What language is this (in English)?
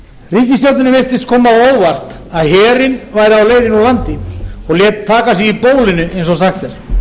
Icelandic